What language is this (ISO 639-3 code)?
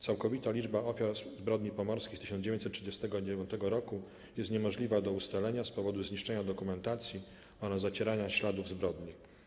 pol